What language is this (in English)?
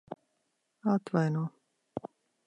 Latvian